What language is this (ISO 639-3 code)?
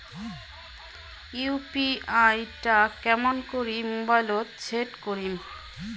ben